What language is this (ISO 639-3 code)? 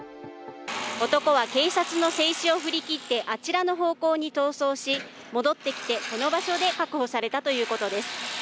jpn